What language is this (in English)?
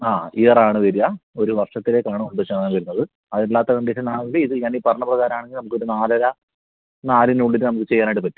Malayalam